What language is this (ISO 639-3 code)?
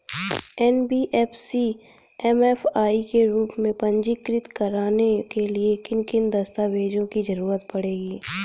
hin